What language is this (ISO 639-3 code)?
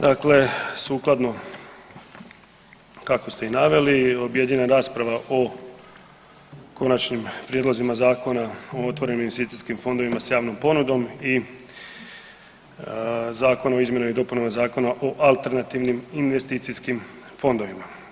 hrv